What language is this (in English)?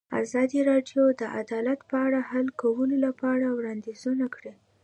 Pashto